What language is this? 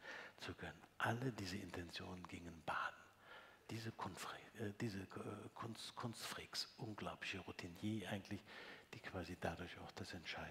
German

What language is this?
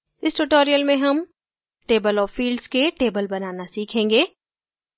Hindi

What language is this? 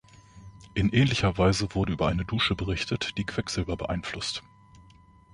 German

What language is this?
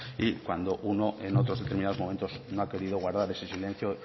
Spanish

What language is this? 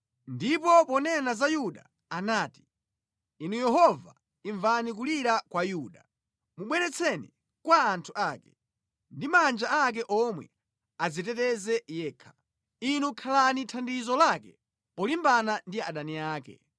Nyanja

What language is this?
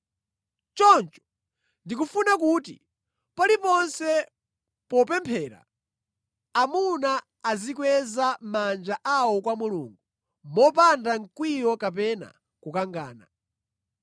Nyanja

